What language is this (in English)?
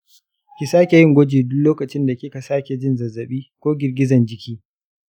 Hausa